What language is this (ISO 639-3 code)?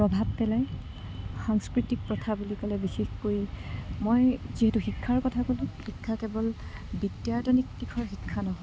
asm